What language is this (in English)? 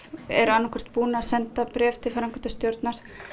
Icelandic